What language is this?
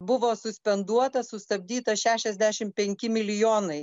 Lithuanian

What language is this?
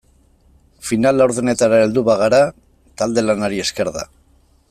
Basque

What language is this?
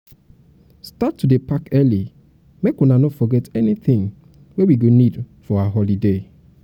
Nigerian Pidgin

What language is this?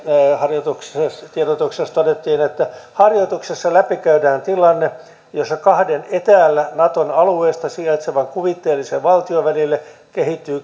Finnish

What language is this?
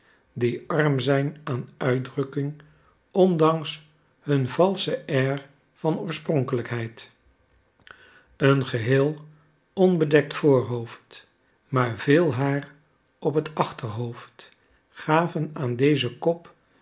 Dutch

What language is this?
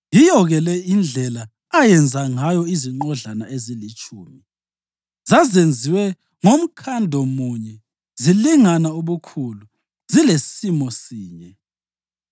North Ndebele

